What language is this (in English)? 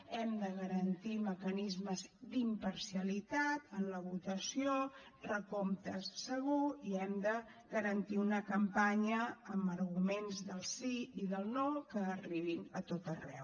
Catalan